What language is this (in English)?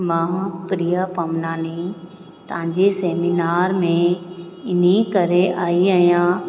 Sindhi